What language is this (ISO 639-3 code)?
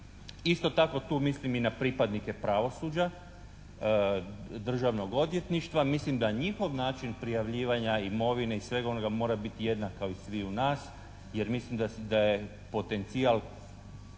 hrv